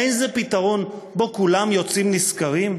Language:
Hebrew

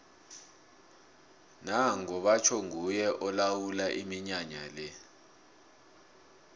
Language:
South Ndebele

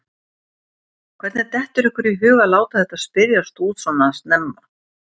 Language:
Icelandic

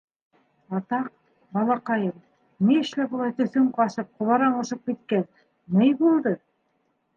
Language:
Bashkir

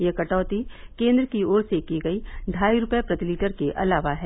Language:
Hindi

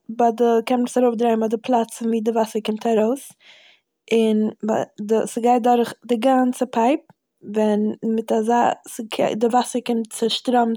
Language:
Yiddish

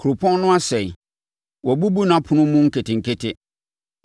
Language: Akan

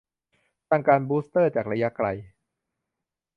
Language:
Thai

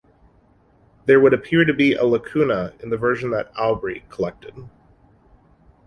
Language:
English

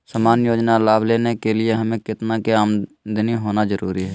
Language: Magahi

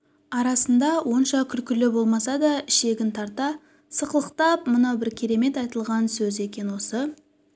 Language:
Kazakh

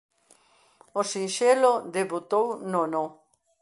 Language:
Galician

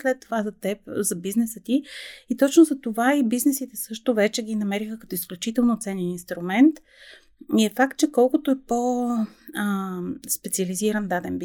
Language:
Bulgarian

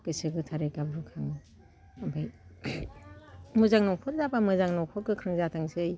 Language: Bodo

